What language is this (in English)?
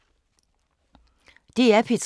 Danish